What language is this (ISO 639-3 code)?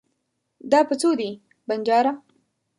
pus